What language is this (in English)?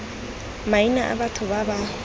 Tswana